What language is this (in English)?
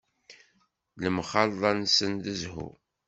Kabyle